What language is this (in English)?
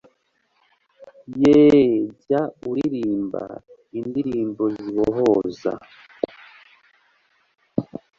Kinyarwanda